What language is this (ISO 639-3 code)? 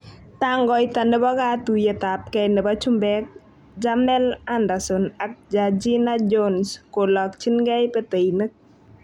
kln